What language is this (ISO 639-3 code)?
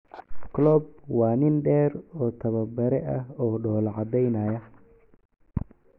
som